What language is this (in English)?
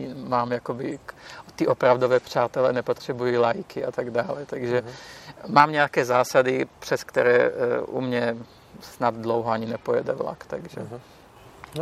Czech